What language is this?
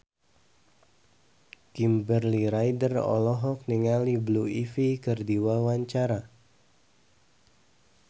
Sundanese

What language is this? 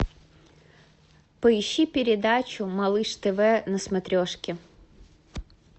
Russian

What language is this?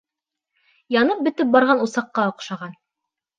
Bashkir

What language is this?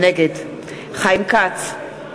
Hebrew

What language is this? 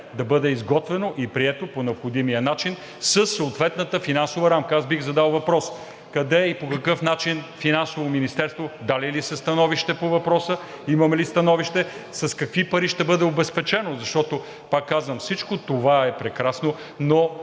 Bulgarian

